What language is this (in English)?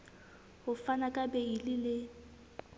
Southern Sotho